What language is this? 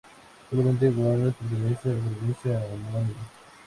Spanish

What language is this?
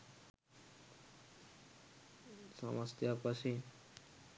Sinhala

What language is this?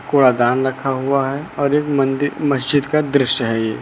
Hindi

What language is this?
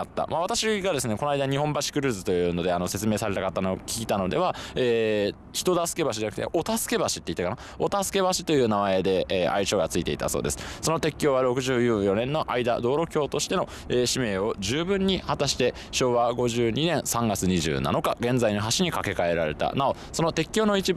Japanese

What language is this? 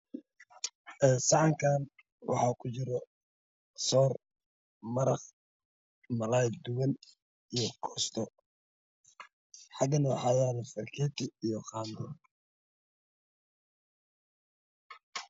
Somali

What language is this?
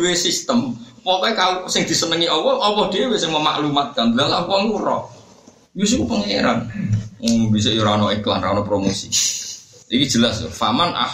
Malay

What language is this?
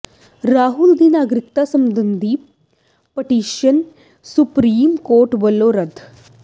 Punjabi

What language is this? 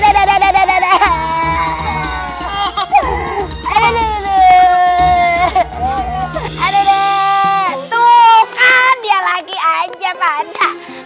Indonesian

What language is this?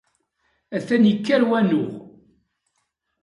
Kabyle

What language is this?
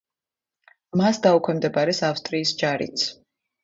Georgian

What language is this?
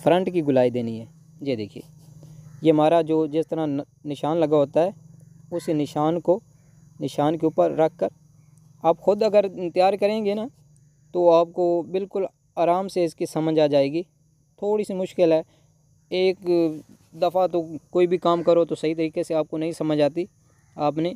Hindi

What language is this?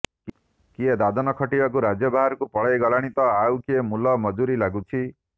Odia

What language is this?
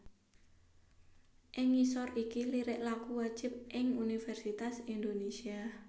Javanese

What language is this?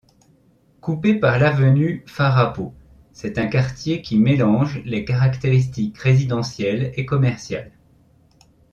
French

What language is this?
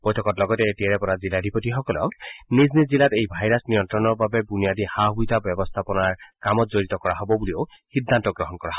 Assamese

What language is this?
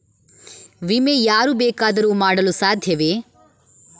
Kannada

